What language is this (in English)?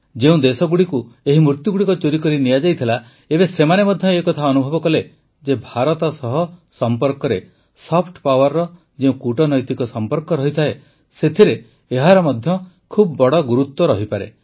Odia